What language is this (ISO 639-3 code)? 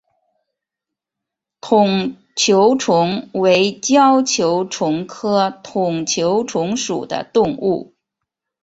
zho